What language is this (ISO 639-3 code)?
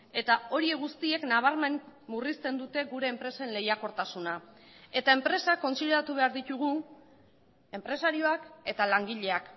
eus